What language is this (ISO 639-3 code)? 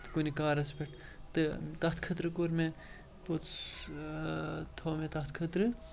kas